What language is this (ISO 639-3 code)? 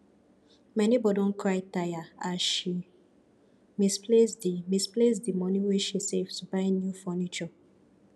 pcm